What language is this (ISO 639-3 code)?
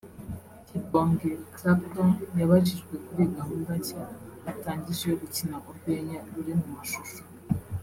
kin